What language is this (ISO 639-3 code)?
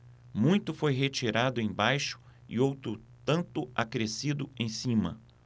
por